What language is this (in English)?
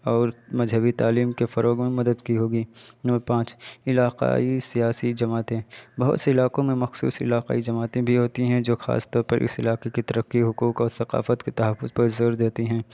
Urdu